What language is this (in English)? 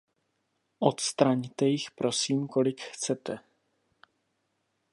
Czech